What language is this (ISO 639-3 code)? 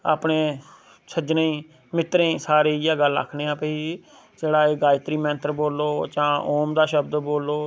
doi